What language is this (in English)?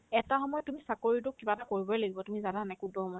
Assamese